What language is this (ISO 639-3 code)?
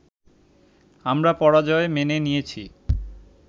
ben